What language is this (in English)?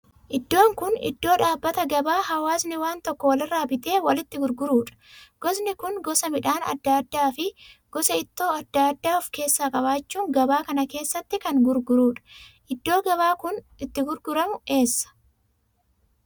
Oromo